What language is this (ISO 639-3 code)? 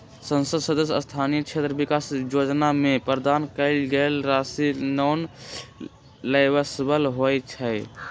mag